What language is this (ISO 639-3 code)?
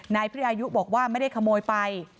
tha